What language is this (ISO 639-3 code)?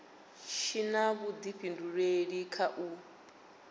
ven